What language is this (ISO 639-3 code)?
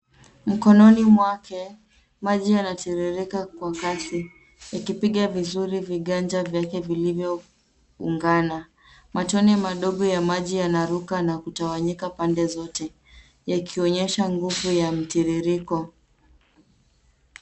swa